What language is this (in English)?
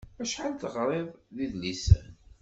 Kabyle